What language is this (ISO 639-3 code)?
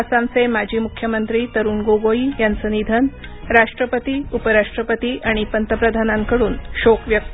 mar